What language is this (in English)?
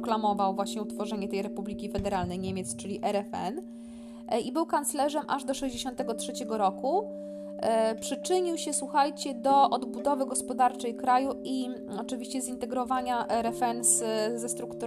Polish